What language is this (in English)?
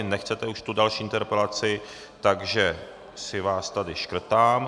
Czech